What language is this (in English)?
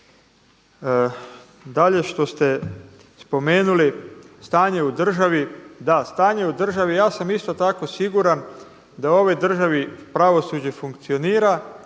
Croatian